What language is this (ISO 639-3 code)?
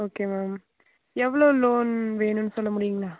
tam